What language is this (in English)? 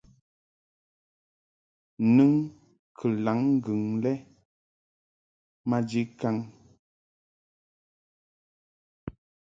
Mungaka